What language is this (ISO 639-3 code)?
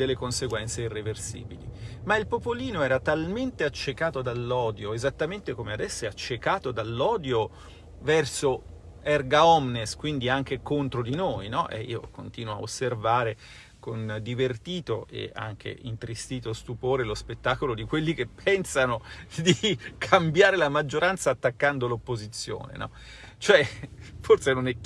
ita